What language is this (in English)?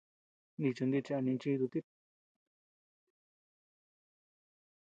Tepeuxila Cuicatec